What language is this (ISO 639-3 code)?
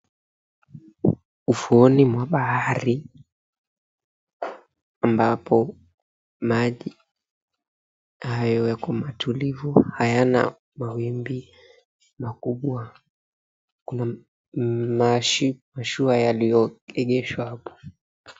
swa